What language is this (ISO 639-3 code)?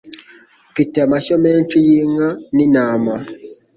kin